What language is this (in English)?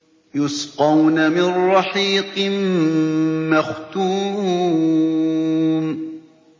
Arabic